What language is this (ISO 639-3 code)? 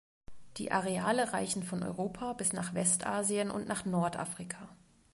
deu